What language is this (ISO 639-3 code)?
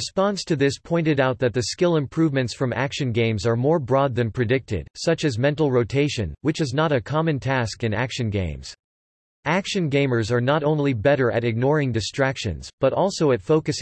eng